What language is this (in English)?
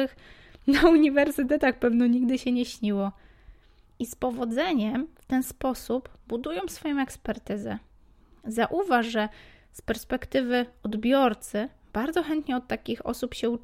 Polish